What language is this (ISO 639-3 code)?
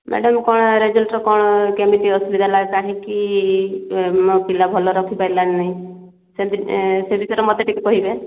ori